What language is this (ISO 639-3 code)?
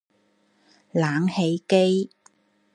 yue